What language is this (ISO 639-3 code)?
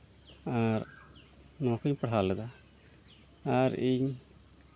sat